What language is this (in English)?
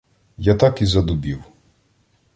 Ukrainian